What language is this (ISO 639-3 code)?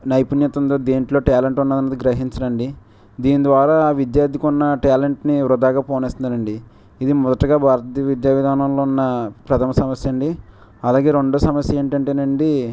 tel